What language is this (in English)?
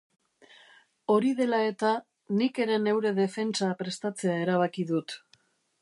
Basque